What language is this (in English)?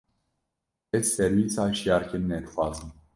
Kurdish